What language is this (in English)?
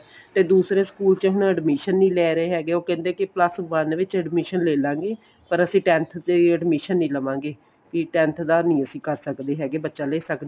Punjabi